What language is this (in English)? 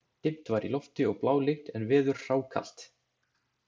Icelandic